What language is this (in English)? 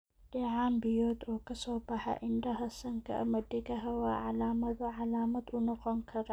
Somali